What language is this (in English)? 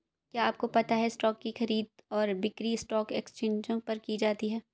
Hindi